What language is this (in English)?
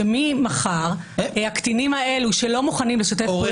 Hebrew